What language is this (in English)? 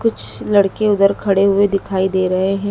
Hindi